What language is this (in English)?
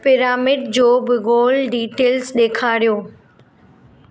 Sindhi